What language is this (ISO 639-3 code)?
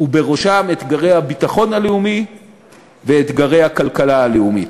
heb